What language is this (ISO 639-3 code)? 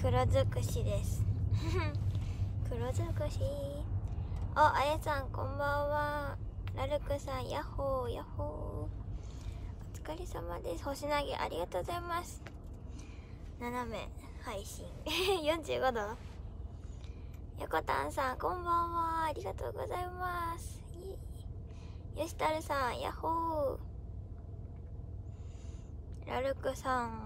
jpn